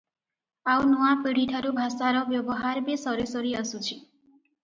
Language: Odia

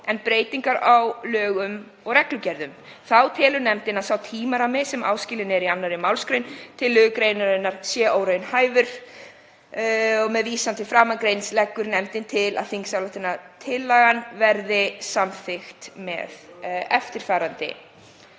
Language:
Icelandic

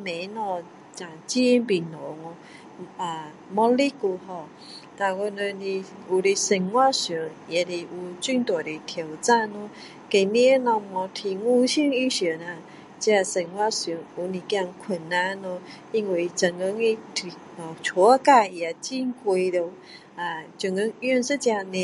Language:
Min Dong Chinese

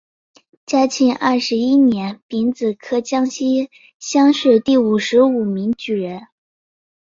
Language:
Chinese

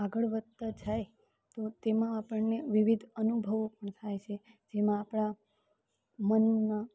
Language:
Gujarati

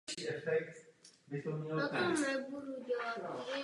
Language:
Czech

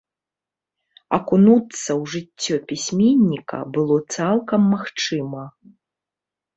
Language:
Belarusian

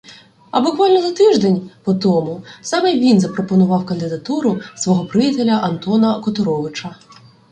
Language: Ukrainian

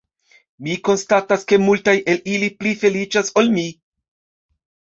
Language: Esperanto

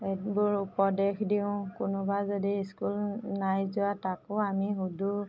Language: Assamese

